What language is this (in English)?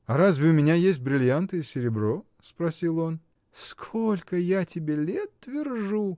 Russian